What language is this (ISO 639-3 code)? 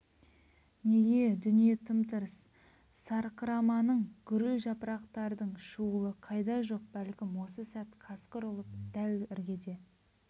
kaz